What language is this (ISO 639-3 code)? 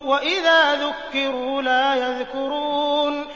ara